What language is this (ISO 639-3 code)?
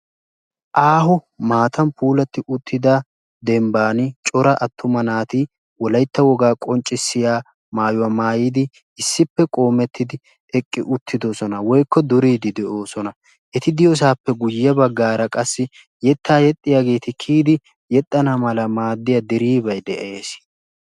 wal